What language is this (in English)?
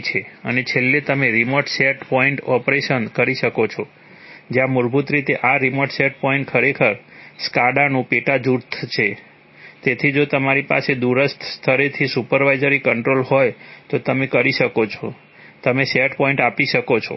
Gujarati